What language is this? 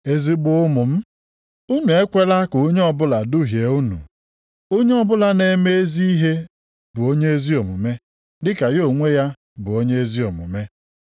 Igbo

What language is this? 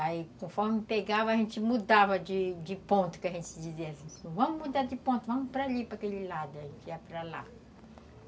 Portuguese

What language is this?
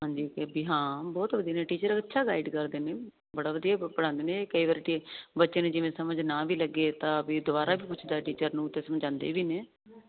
Punjabi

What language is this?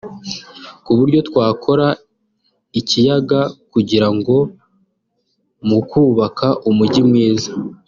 Kinyarwanda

